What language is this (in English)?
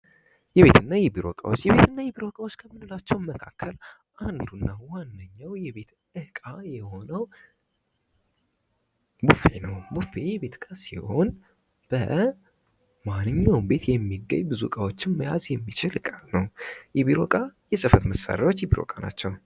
Amharic